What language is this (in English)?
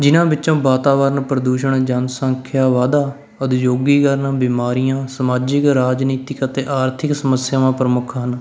Punjabi